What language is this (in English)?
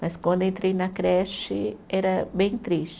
Portuguese